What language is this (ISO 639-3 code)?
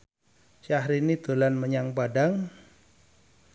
jav